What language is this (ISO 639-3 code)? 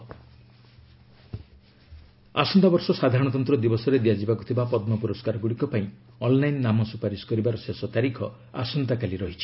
ori